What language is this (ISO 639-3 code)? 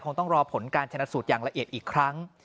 tha